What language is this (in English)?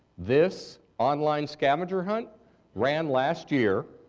English